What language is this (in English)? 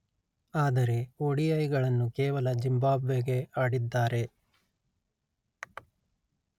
Kannada